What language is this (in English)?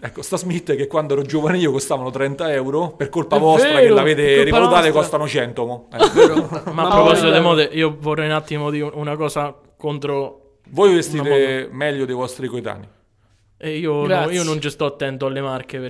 Italian